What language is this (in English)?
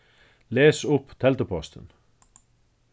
Faroese